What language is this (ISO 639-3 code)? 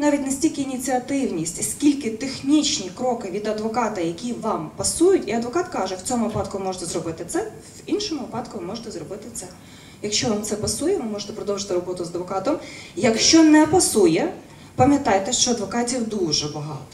ukr